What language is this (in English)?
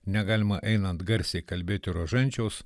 Lithuanian